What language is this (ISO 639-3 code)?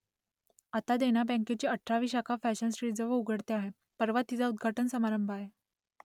mar